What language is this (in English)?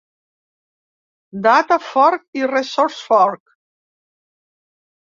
Catalan